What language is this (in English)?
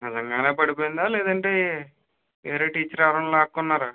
Telugu